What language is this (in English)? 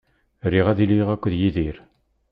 Kabyle